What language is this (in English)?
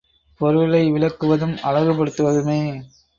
Tamil